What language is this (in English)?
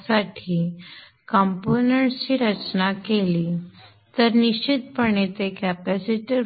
Marathi